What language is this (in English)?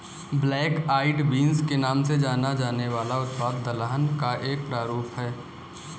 Hindi